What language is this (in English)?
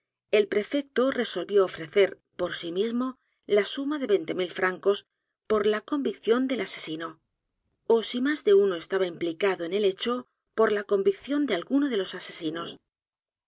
Spanish